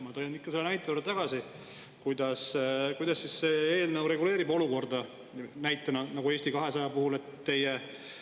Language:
Estonian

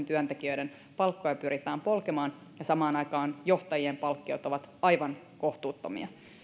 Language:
Finnish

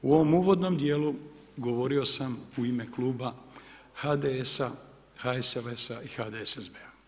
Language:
Croatian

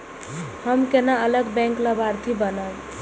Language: Maithili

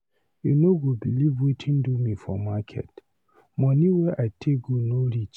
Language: Nigerian Pidgin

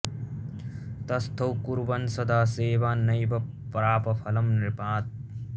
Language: Sanskrit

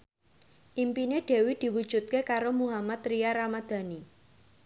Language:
Javanese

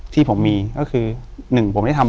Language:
Thai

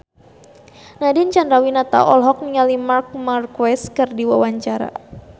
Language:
Sundanese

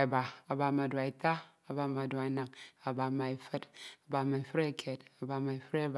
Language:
Ito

